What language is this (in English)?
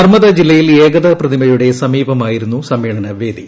Malayalam